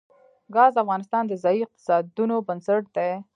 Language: Pashto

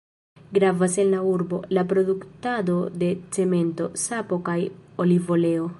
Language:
Esperanto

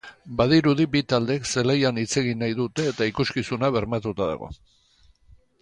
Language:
Basque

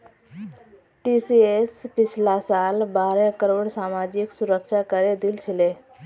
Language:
Magahi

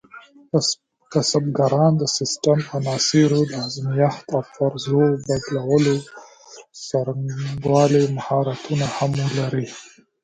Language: Pashto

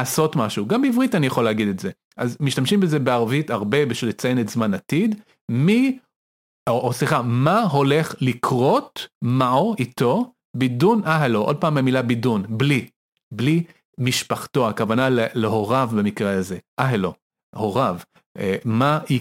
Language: Hebrew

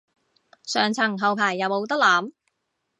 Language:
Cantonese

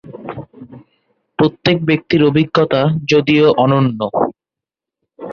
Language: Bangla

